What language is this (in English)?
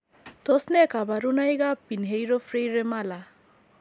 Kalenjin